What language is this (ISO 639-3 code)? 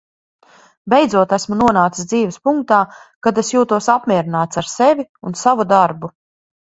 lav